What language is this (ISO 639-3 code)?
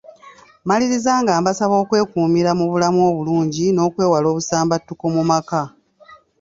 lug